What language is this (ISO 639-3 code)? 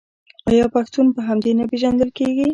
pus